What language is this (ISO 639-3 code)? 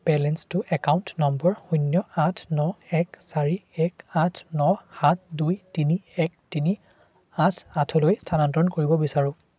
asm